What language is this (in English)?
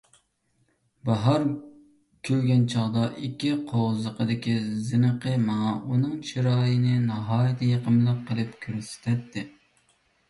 Uyghur